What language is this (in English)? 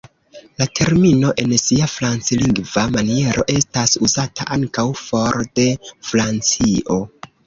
Esperanto